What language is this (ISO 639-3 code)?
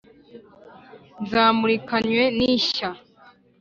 kin